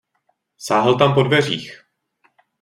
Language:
Czech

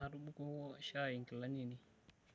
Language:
Masai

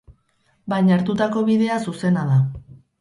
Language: Basque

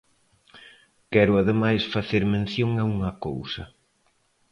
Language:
Galician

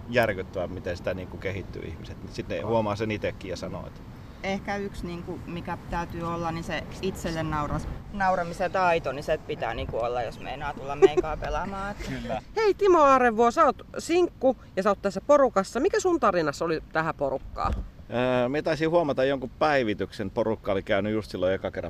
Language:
Finnish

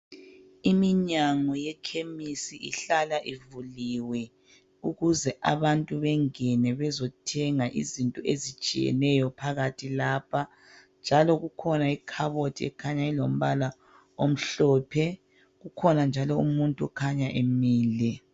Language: North Ndebele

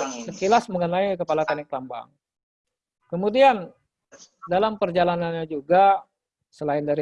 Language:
Indonesian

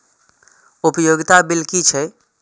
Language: Maithili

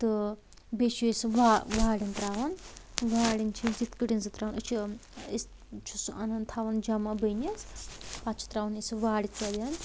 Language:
Kashmiri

